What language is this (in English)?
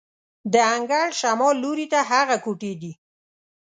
Pashto